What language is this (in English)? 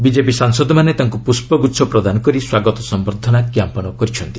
Odia